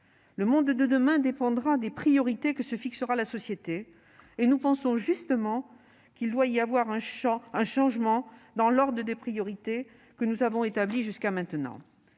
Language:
French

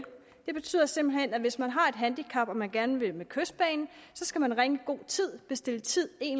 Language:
Danish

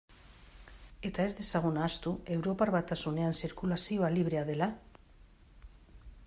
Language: Basque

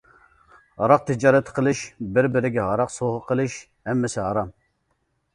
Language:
Uyghur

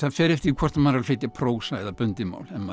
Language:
Icelandic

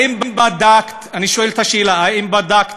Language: Hebrew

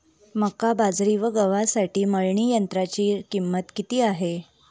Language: Marathi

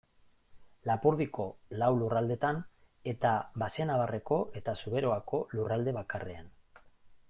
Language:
Basque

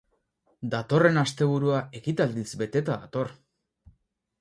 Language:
Basque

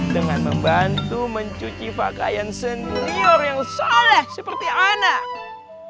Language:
Indonesian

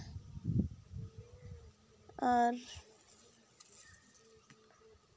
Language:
Santali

